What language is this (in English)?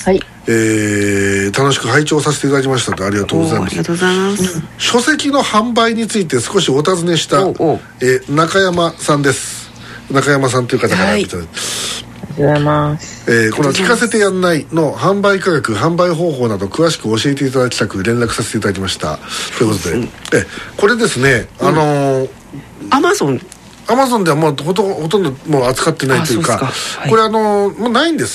Japanese